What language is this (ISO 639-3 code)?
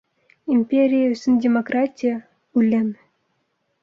bak